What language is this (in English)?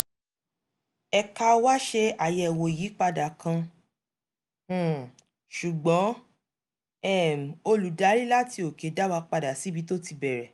Yoruba